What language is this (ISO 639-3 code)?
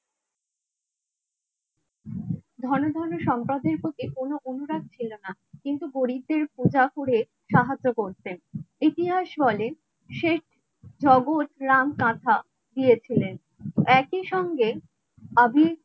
ben